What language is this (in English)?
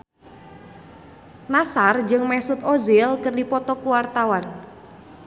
Sundanese